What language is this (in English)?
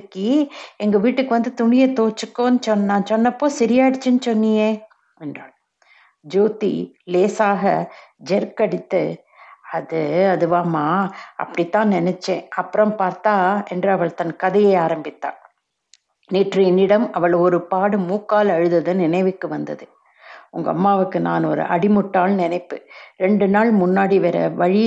Tamil